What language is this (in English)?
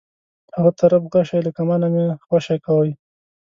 Pashto